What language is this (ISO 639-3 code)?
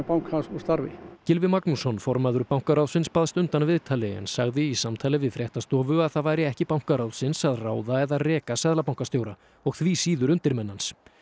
isl